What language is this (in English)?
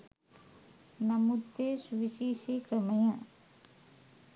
Sinhala